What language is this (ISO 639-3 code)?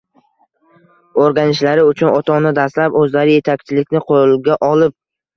uzb